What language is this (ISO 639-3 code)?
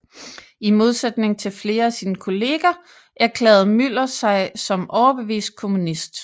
dan